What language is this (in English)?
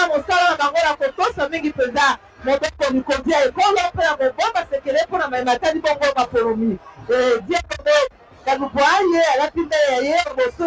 French